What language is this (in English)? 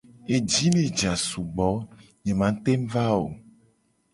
Gen